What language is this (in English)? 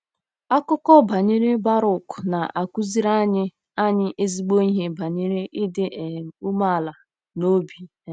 Igbo